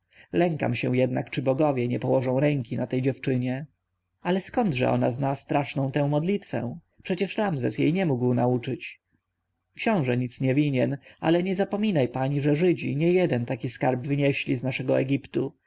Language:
Polish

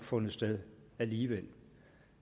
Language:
Danish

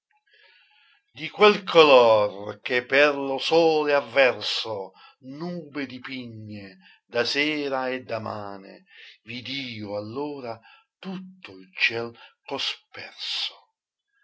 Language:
Italian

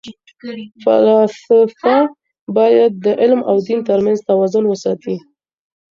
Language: Pashto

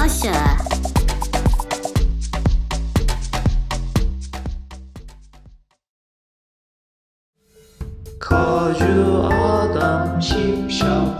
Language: Turkish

